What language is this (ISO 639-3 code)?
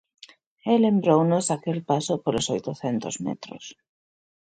glg